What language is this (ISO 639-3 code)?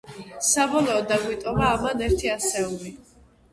kat